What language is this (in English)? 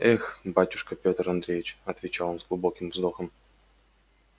Russian